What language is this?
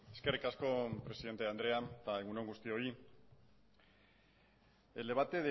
Basque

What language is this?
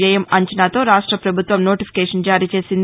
Telugu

